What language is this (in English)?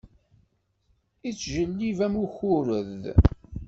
Kabyle